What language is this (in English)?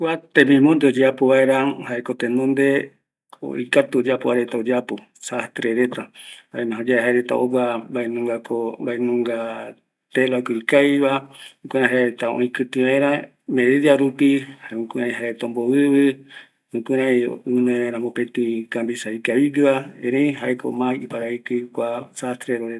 Eastern Bolivian Guaraní